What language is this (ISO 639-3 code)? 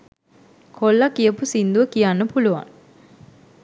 sin